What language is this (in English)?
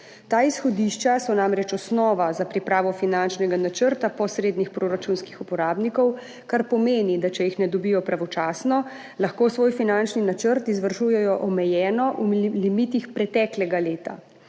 Slovenian